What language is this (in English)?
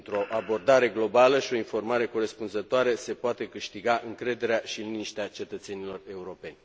Romanian